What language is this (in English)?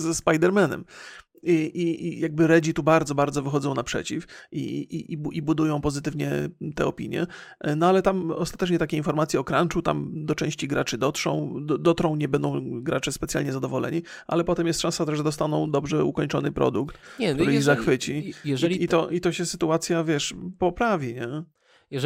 Polish